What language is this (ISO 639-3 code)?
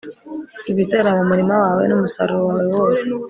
kin